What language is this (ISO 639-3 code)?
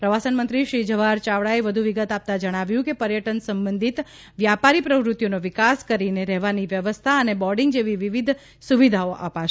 guj